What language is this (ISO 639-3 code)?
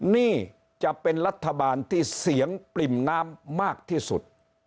tha